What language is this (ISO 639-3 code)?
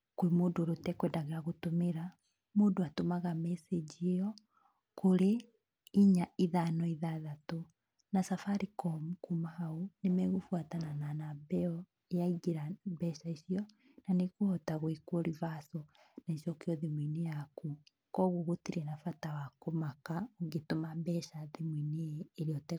kik